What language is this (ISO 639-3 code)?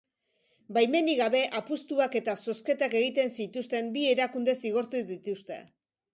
eus